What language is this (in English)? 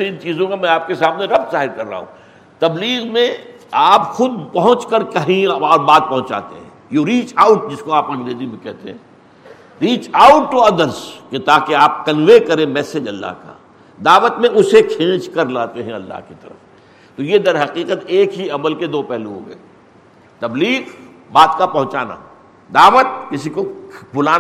Urdu